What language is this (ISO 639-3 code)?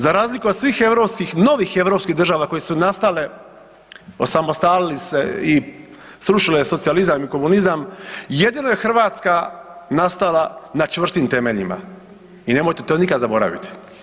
hrv